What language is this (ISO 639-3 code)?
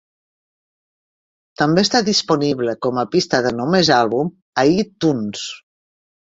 cat